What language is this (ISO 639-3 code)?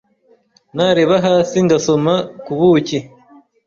kin